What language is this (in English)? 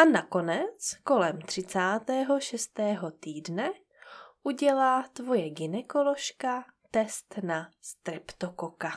Czech